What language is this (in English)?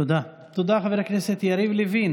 Hebrew